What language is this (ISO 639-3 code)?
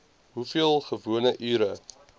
afr